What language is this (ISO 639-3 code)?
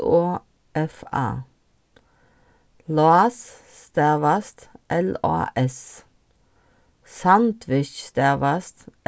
fao